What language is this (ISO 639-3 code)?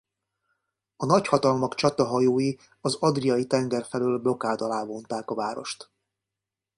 hun